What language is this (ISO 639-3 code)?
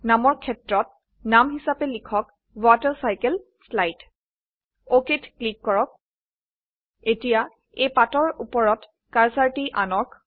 asm